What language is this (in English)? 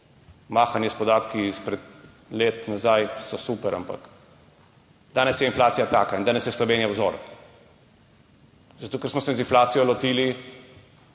Slovenian